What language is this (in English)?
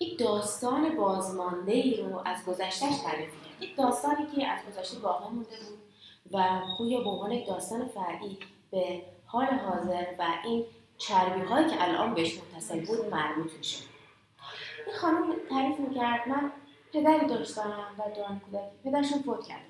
Persian